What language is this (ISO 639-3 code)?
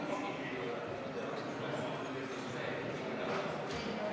est